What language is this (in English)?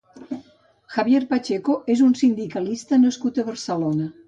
Catalan